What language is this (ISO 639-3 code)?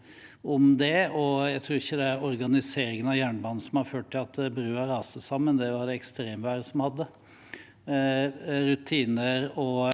nor